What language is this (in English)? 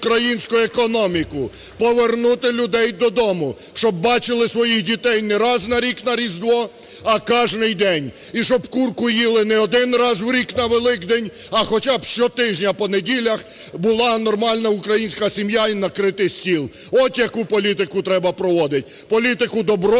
Ukrainian